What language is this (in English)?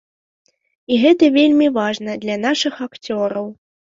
Belarusian